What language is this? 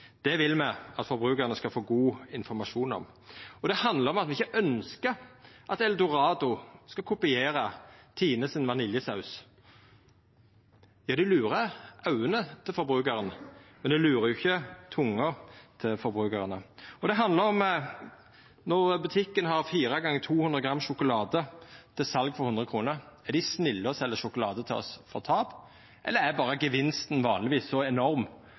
Norwegian Nynorsk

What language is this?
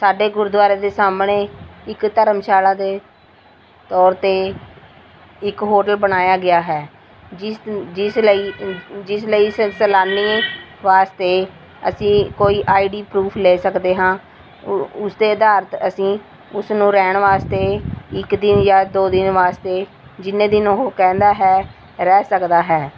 Punjabi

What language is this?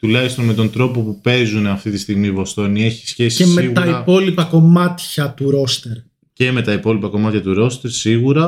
Greek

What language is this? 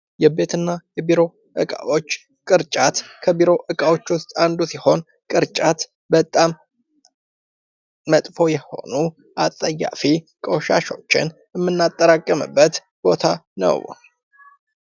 Amharic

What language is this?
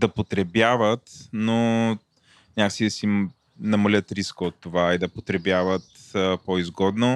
Bulgarian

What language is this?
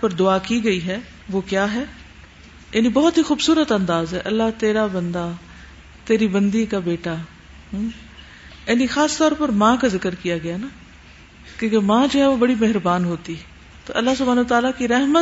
Urdu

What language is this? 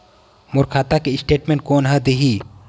Chhattisgarhi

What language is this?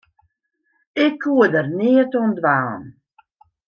Western Frisian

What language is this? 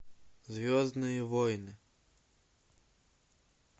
Russian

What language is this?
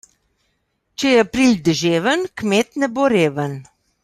Slovenian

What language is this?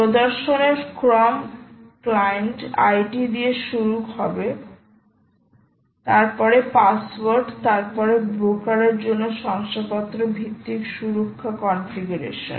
Bangla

